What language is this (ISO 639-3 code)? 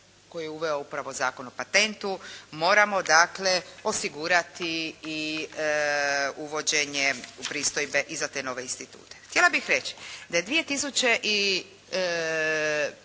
hrv